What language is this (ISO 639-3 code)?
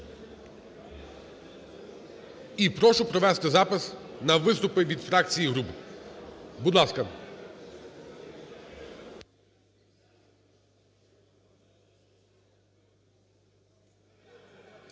ukr